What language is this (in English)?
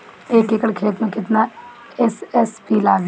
Bhojpuri